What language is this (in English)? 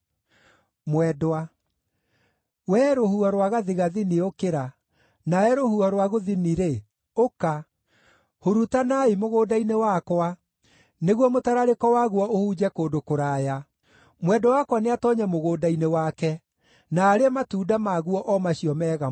Kikuyu